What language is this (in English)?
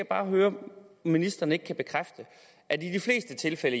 Danish